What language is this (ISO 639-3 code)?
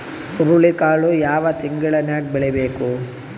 kan